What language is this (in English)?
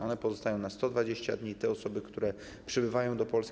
Polish